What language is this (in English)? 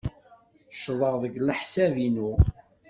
Kabyle